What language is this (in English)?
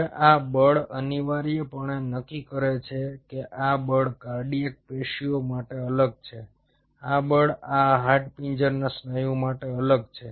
Gujarati